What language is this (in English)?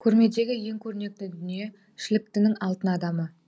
Kazakh